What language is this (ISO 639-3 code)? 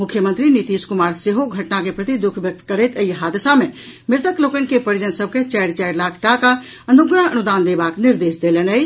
mai